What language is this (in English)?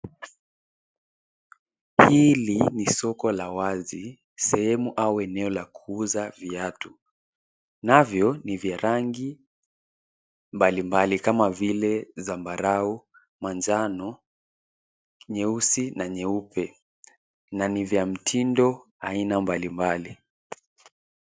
Swahili